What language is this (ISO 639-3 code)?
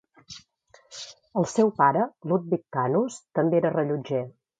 cat